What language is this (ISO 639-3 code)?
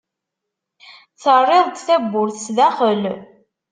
kab